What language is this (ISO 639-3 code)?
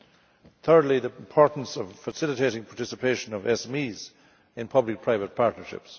eng